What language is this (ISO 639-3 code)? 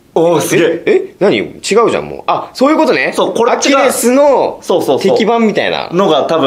jpn